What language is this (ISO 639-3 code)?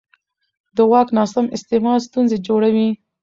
pus